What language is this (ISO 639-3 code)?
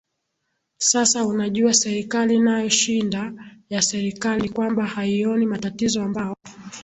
swa